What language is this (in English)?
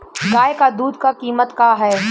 Bhojpuri